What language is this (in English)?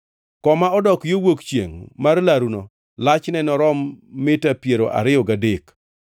Luo (Kenya and Tanzania)